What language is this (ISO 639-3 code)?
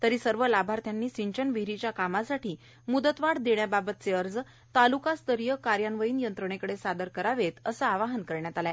mar